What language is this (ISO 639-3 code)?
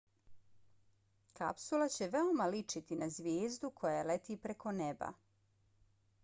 bos